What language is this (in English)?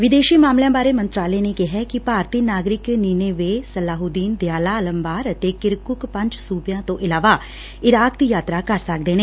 Punjabi